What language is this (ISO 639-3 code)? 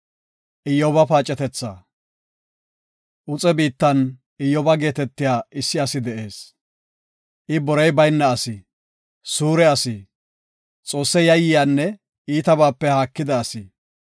gof